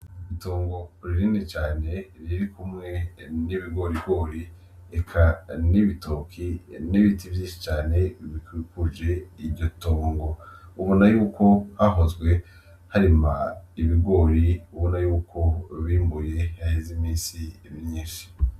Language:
Rundi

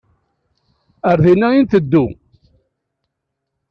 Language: Kabyle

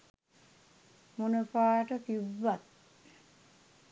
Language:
Sinhala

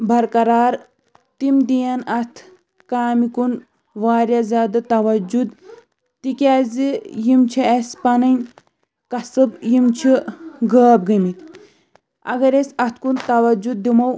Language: Kashmiri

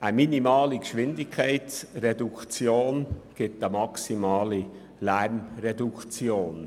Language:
Swiss German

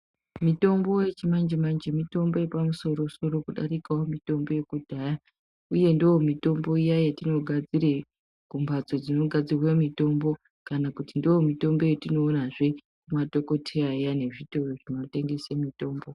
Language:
Ndau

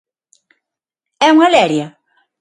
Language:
Galician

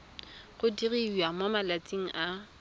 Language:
Tswana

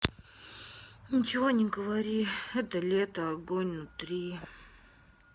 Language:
Russian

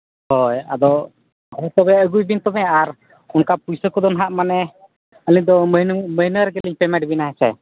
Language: Santali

